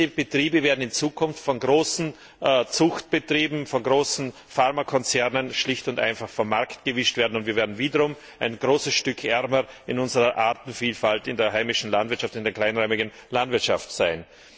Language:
German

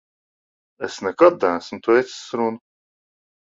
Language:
Latvian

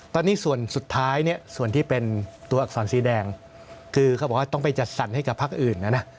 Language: Thai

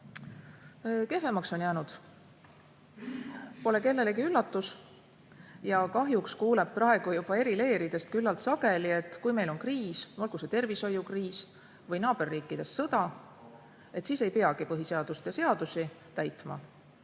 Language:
Estonian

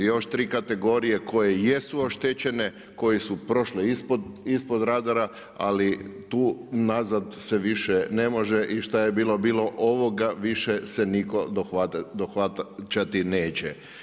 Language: Croatian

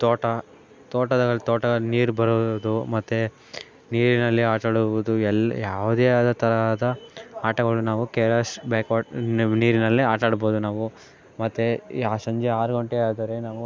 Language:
Kannada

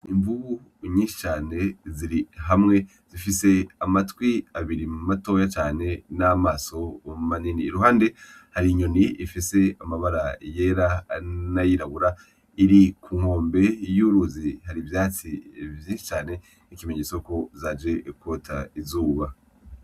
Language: Rundi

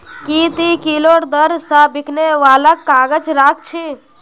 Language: Magahi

